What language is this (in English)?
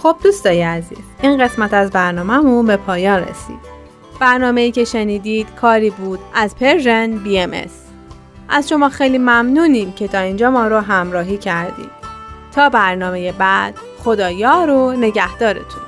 Persian